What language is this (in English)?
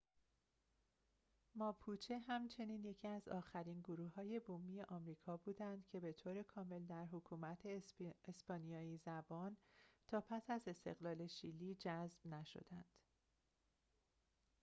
Persian